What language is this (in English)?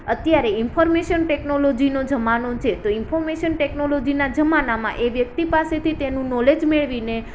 Gujarati